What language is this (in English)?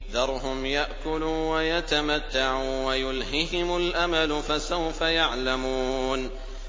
Arabic